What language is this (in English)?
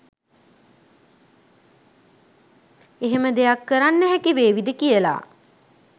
Sinhala